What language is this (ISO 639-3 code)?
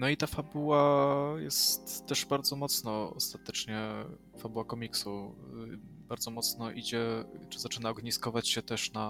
pol